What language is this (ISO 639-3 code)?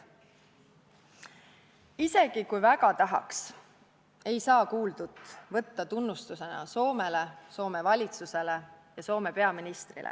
est